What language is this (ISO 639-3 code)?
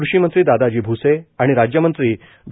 mar